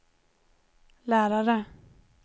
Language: Swedish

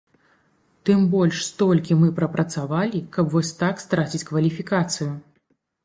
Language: Belarusian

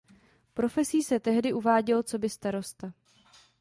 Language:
Czech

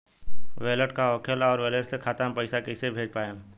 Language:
Bhojpuri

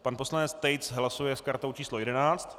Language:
Czech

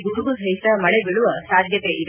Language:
Kannada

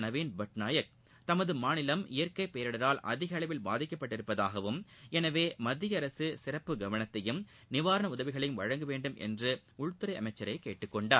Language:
Tamil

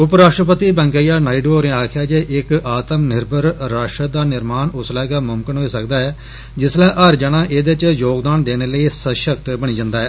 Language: Dogri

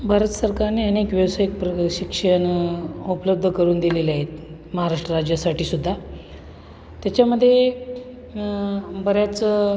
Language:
Marathi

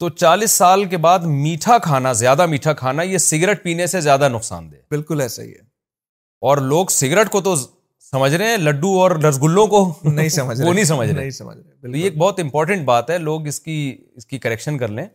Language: Urdu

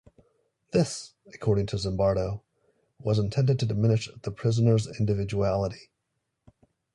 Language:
English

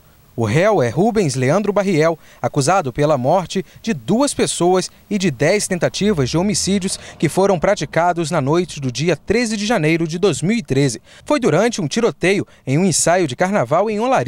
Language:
Portuguese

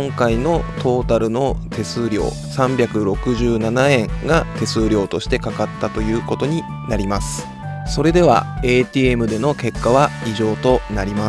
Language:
Japanese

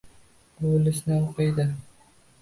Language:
Uzbek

